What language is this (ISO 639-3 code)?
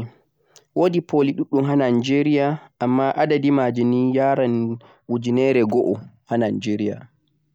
fuq